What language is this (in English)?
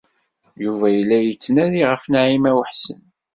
Kabyle